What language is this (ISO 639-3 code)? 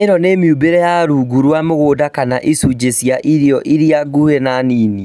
kik